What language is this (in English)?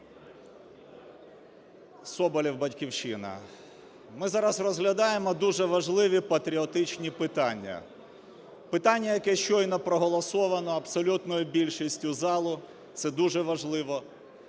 Ukrainian